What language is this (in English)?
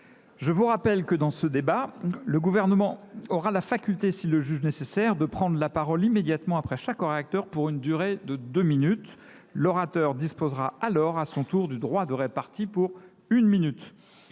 French